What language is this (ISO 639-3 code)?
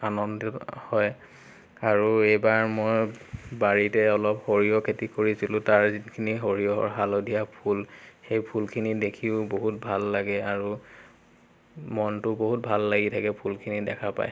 asm